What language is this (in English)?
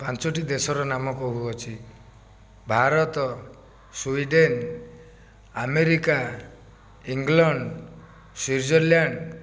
Odia